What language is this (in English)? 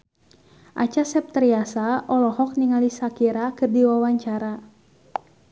Sundanese